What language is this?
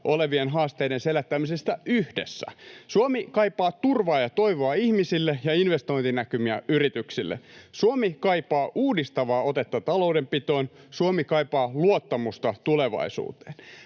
Finnish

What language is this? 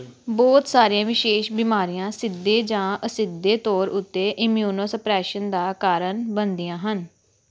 Punjabi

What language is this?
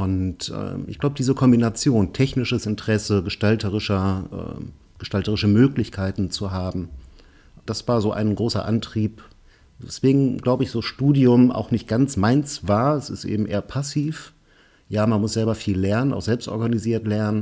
German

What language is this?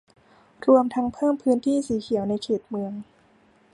Thai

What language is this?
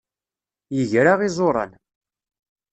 Kabyle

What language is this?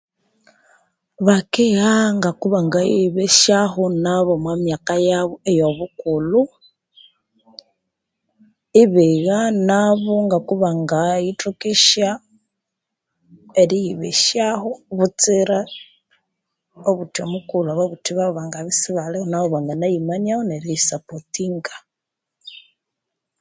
Konzo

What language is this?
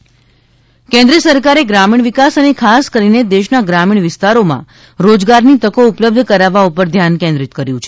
Gujarati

